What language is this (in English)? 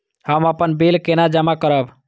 Maithili